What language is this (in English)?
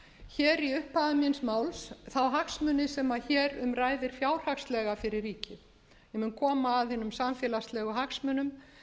Icelandic